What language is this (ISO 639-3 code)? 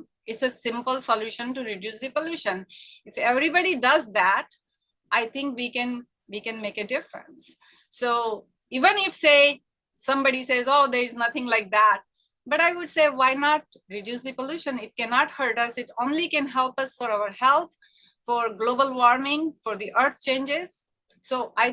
eng